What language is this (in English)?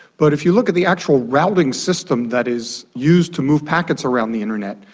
English